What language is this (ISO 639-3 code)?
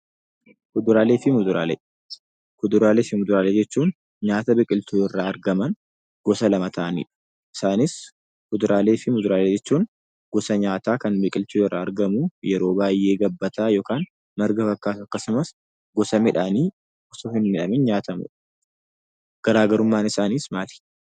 orm